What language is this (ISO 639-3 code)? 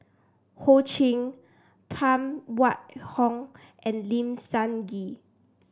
eng